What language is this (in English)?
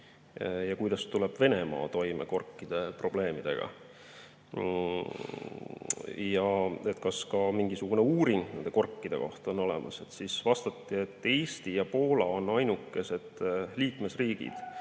Estonian